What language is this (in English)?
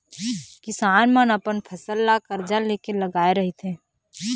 Chhattisgarhi